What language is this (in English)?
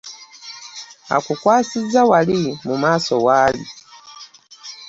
Ganda